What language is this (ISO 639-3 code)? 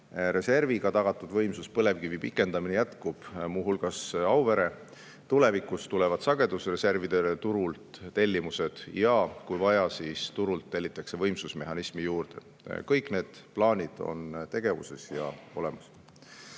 est